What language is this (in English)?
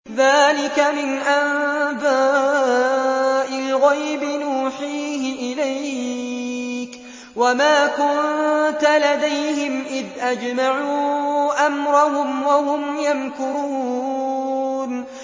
Arabic